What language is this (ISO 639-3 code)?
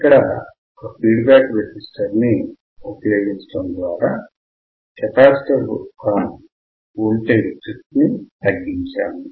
tel